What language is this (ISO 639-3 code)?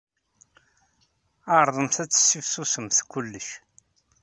kab